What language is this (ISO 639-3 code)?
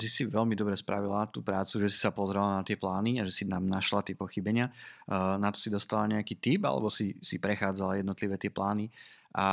slk